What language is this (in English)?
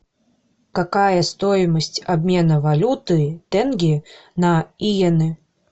Russian